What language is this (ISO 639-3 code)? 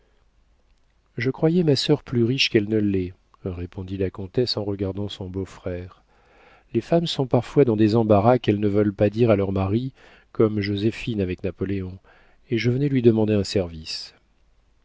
fra